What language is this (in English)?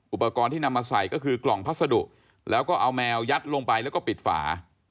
Thai